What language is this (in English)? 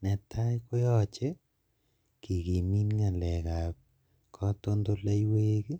Kalenjin